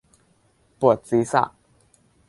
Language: Thai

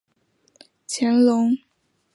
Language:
Chinese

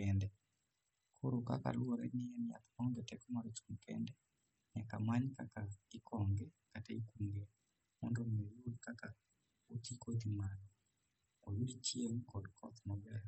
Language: Luo (Kenya and Tanzania)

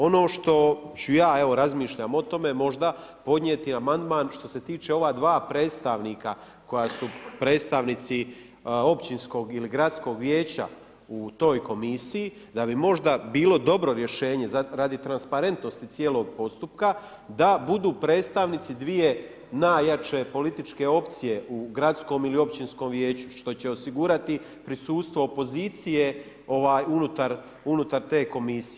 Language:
Croatian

